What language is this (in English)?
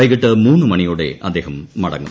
Malayalam